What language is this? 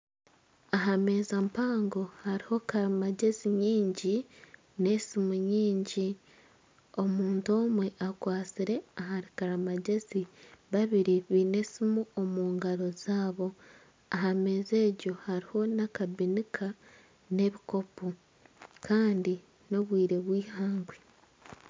Nyankole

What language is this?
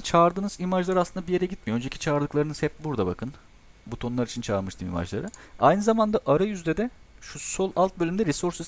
Turkish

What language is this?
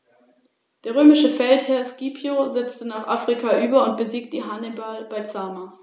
German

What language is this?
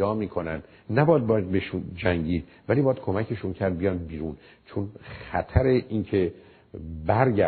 Persian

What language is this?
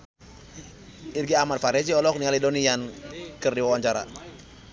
Sundanese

